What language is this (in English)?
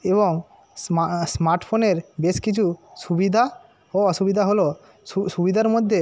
Bangla